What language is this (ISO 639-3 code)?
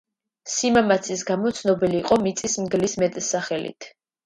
kat